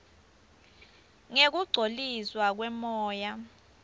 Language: Swati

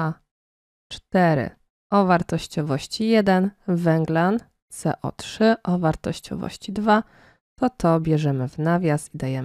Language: Polish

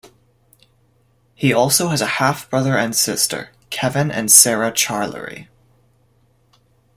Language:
English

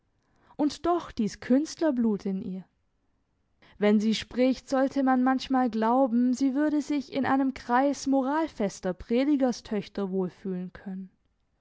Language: German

